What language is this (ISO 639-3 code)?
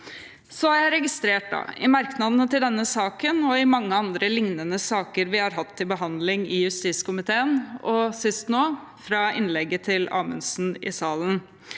nor